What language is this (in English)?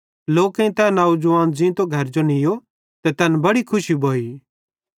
Bhadrawahi